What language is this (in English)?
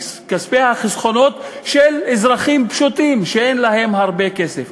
Hebrew